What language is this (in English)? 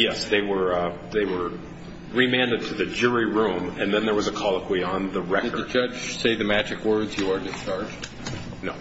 English